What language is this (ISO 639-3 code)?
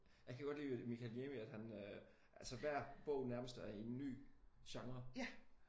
dan